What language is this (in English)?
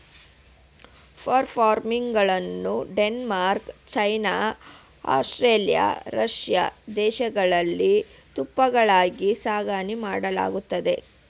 Kannada